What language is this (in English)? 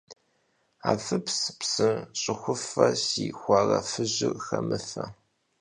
Kabardian